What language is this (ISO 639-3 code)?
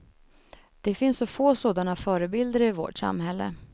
swe